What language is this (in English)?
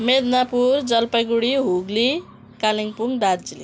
Nepali